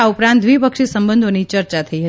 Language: Gujarati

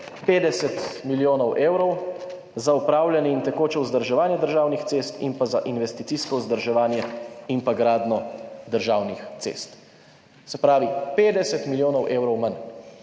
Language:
Slovenian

